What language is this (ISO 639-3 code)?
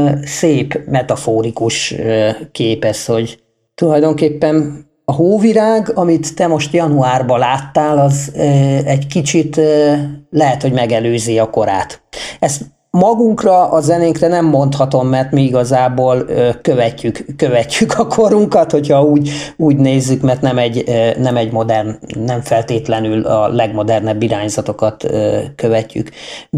hun